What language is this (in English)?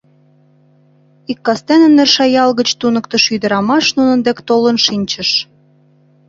Mari